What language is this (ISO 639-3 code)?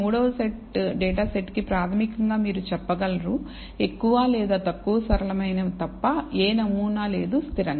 tel